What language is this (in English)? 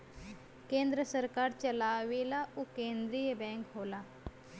Bhojpuri